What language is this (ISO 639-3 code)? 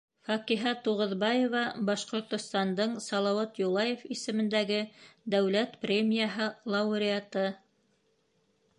bak